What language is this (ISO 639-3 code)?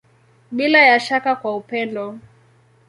swa